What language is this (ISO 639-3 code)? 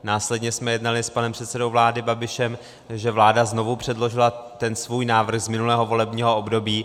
ces